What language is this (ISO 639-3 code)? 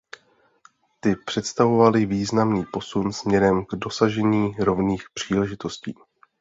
ces